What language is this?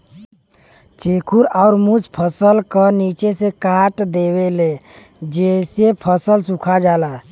Bhojpuri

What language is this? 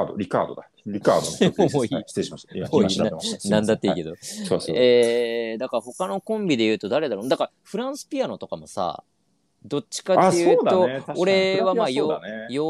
Japanese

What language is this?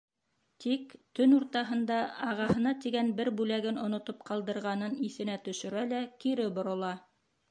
Bashkir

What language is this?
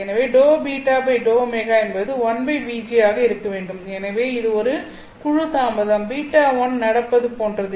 Tamil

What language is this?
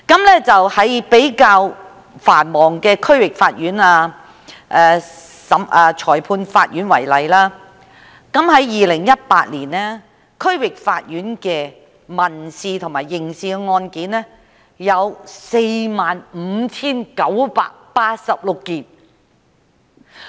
Cantonese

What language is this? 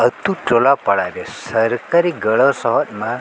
Santali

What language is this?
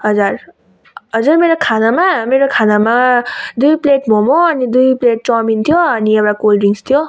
Nepali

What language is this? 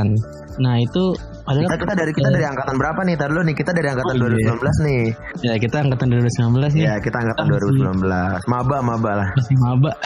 Indonesian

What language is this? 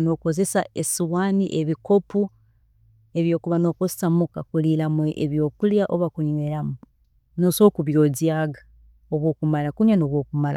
Tooro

